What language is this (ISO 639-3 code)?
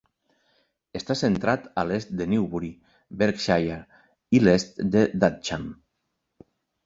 cat